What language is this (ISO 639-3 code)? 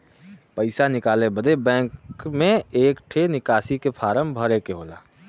bho